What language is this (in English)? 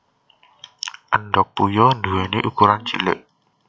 Javanese